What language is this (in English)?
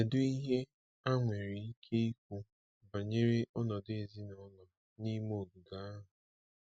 Igbo